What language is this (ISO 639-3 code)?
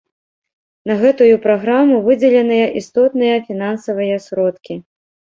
bel